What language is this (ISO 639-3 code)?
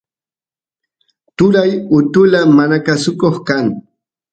qus